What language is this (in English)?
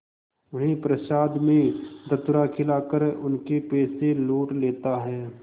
Hindi